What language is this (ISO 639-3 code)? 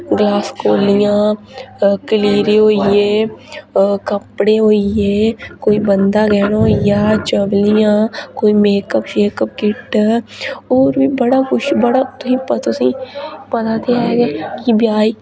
doi